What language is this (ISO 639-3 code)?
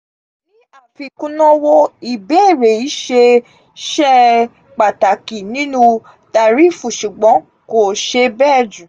yor